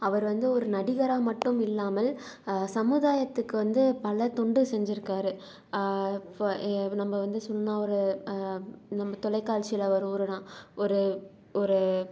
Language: Tamil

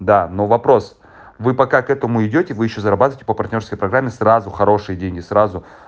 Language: Russian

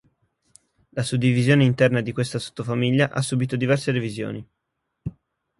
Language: Italian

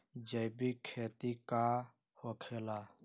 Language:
Magahi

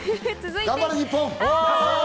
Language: Japanese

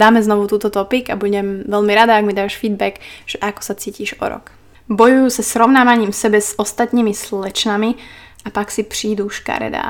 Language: Slovak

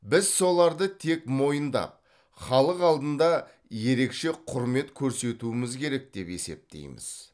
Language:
Kazakh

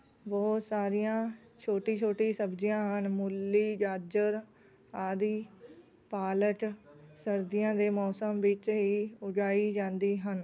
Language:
Punjabi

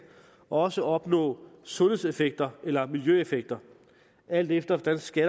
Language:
Danish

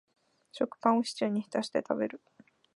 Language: Japanese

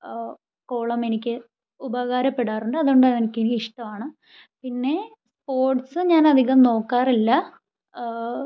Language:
Malayalam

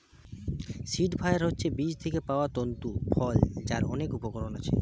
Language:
Bangla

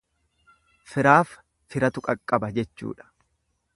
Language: Oromo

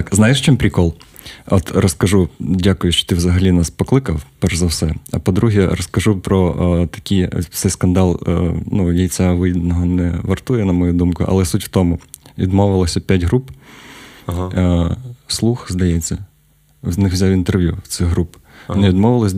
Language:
Ukrainian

